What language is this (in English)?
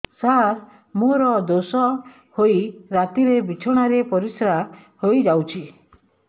Odia